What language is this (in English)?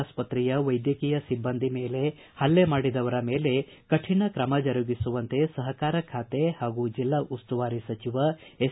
Kannada